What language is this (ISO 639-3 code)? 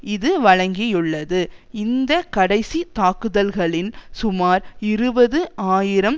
tam